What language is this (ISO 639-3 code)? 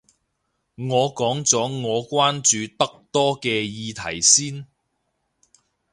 yue